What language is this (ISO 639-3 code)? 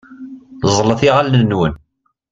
kab